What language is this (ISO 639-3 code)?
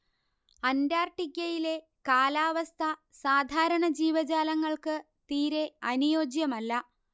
mal